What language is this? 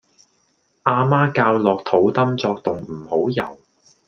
Cantonese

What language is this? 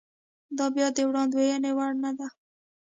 Pashto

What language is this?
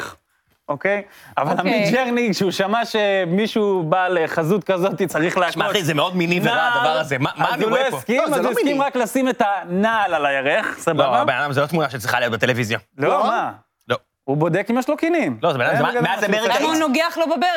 Hebrew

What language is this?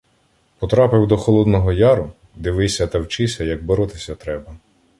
Ukrainian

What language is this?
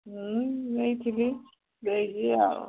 Odia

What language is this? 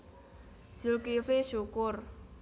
Javanese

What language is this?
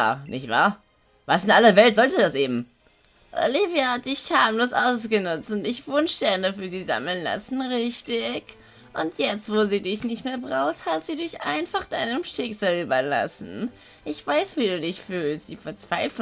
German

